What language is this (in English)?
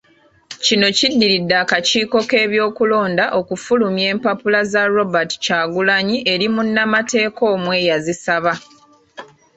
Ganda